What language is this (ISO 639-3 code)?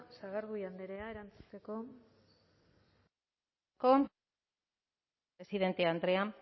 eus